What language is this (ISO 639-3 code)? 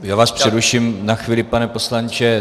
ces